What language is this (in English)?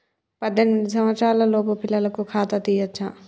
Telugu